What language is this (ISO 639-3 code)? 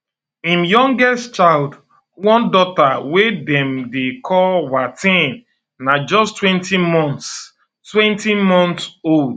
pcm